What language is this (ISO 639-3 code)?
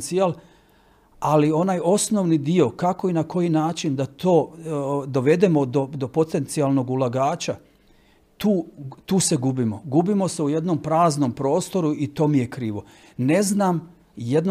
hrv